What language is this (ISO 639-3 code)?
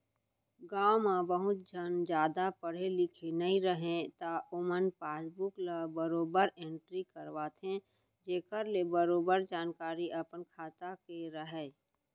hne